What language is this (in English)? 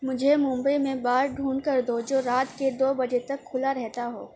Urdu